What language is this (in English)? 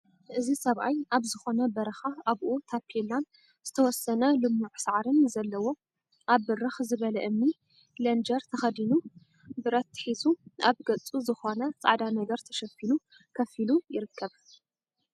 Tigrinya